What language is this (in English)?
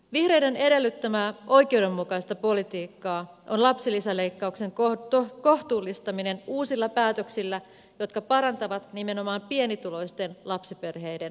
Finnish